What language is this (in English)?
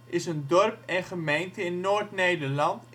Dutch